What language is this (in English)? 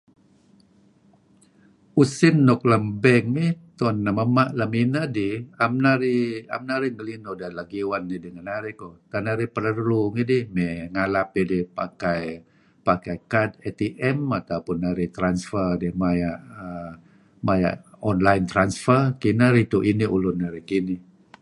Kelabit